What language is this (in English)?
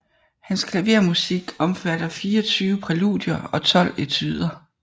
Danish